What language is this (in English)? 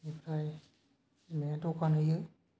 Bodo